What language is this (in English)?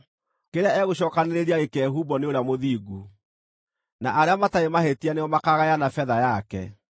Kikuyu